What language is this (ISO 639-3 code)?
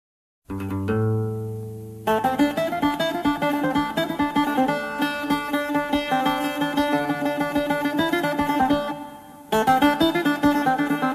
ron